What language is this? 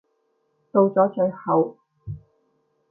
Cantonese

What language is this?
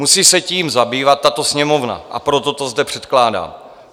Czech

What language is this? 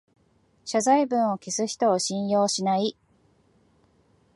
Japanese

